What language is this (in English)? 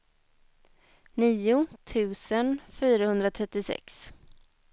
Swedish